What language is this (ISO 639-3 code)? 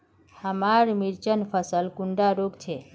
mag